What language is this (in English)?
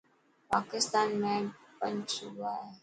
Dhatki